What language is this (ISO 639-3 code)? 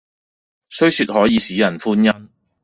yue